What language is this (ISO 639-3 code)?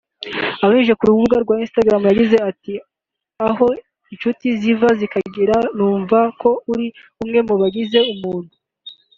kin